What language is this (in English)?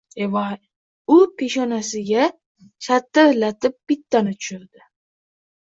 Uzbek